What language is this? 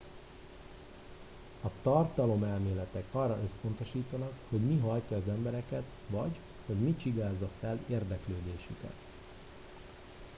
Hungarian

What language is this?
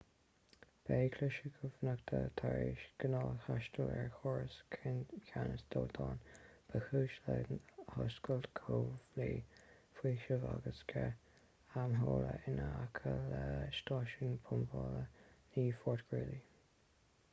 Irish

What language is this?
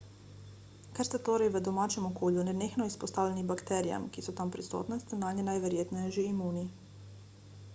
Slovenian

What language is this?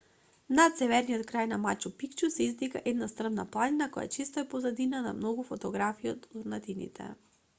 Macedonian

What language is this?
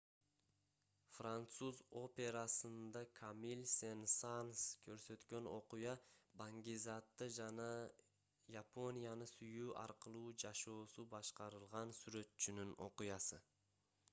Kyrgyz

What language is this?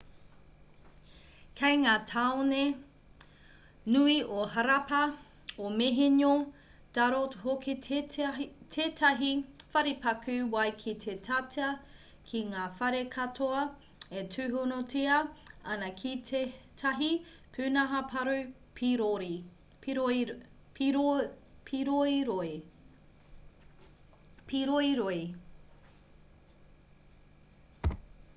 Māori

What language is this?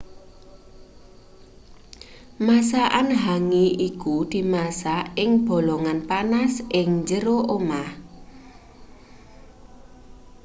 Javanese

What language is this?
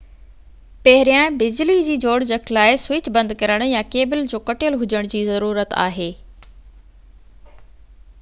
Sindhi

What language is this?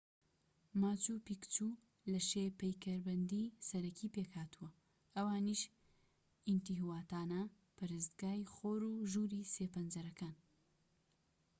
Central Kurdish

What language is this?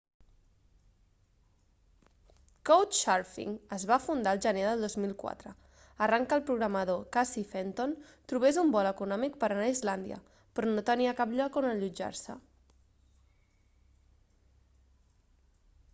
Catalan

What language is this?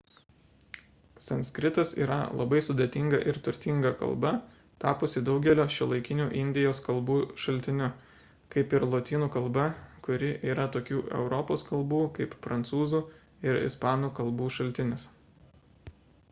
Lithuanian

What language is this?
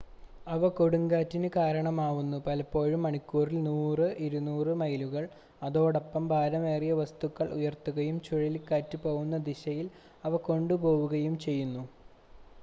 Malayalam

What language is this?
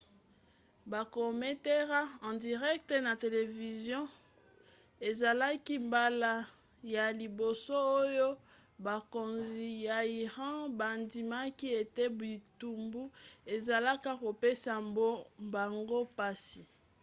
Lingala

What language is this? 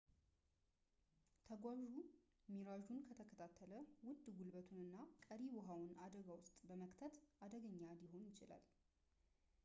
Amharic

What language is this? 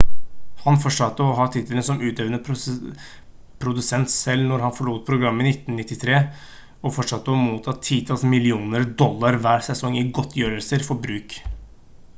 Norwegian Bokmål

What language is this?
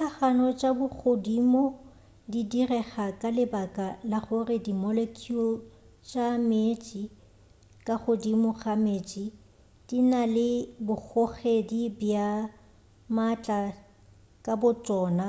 Northern Sotho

